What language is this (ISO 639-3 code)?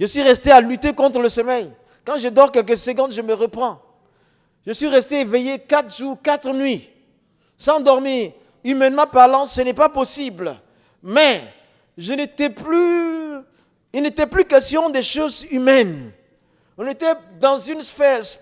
fra